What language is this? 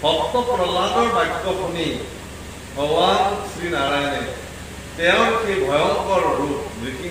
Korean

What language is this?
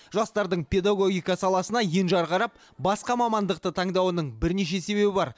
Kazakh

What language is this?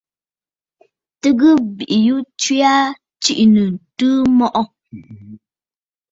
Bafut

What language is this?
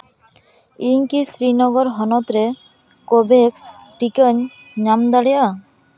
Santali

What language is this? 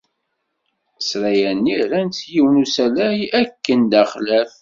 Kabyle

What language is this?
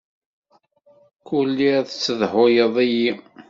Kabyle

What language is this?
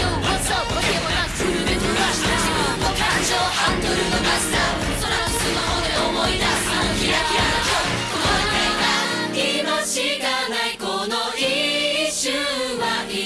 Japanese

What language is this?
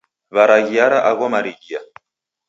Taita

